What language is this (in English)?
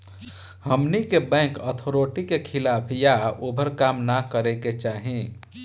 Bhojpuri